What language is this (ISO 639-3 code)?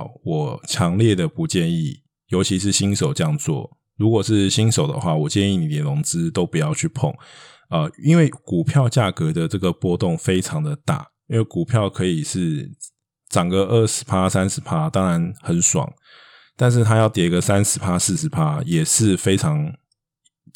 zho